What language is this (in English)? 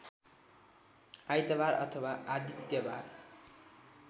Nepali